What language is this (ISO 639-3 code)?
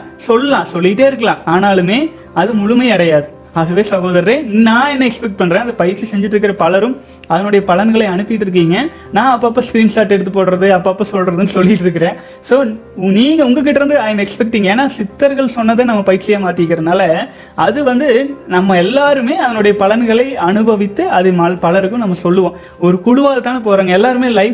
tam